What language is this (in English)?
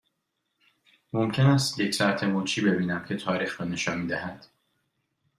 Persian